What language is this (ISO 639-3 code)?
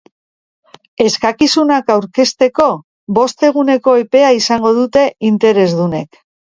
eus